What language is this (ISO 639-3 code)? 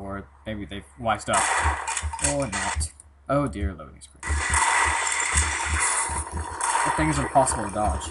eng